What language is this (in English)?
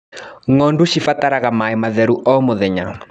Kikuyu